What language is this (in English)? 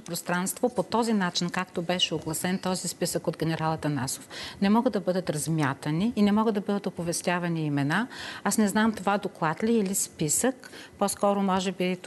Bulgarian